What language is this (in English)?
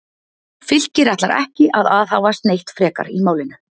Icelandic